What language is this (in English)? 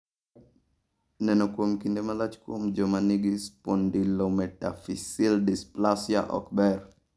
Luo (Kenya and Tanzania)